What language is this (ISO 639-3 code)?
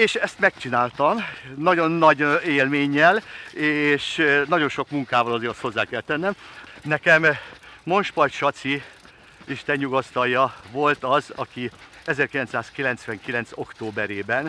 hun